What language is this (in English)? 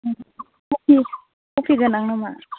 Bodo